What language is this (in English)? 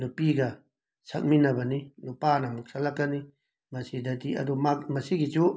Manipuri